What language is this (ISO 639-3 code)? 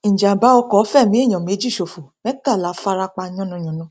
yor